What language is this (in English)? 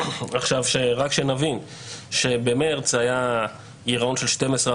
Hebrew